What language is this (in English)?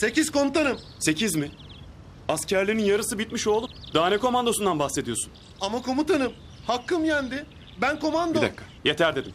Turkish